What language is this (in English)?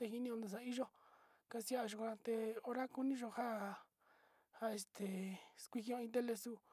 Sinicahua Mixtec